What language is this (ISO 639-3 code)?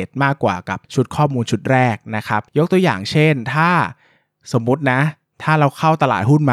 tha